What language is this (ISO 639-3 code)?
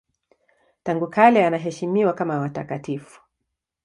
swa